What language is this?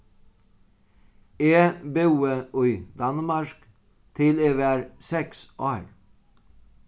Faroese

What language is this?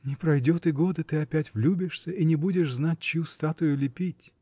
Russian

